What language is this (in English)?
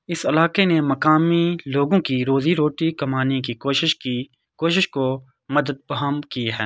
Urdu